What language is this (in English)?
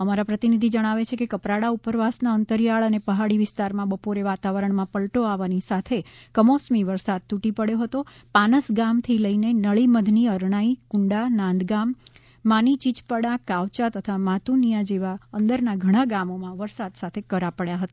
Gujarati